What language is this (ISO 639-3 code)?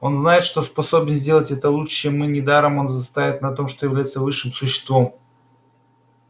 rus